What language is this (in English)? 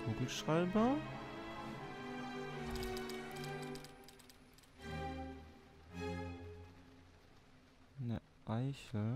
German